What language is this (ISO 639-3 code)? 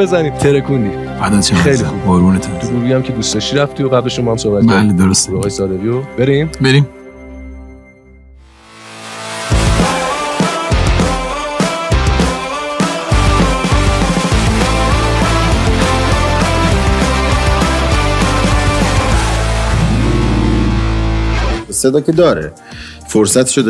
fas